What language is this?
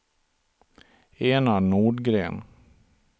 Swedish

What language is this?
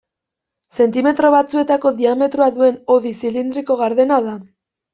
Basque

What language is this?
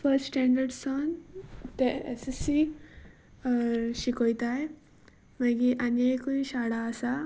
Konkani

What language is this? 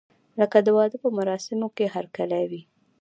Pashto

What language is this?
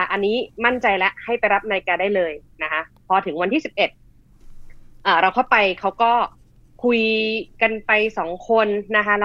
Thai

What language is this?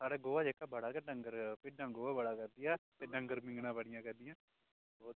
Dogri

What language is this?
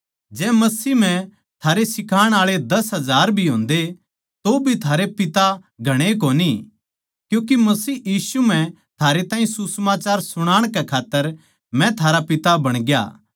Haryanvi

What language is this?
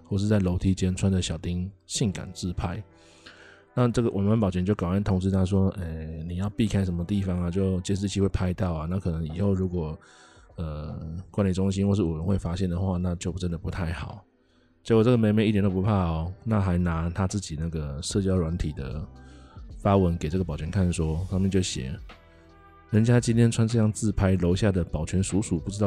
Chinese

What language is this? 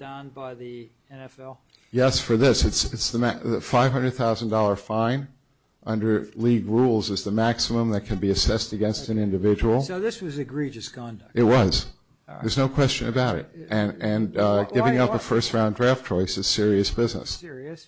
English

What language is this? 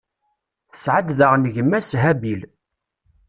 Kabyle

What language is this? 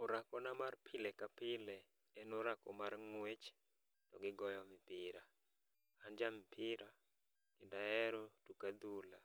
Luo (Kenya and Tanzania)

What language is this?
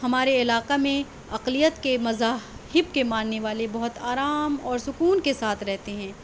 Urdu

